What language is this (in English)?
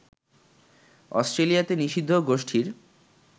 Bangla